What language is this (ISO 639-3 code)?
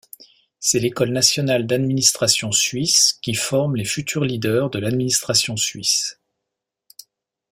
fra